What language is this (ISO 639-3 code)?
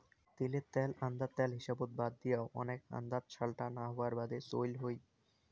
ben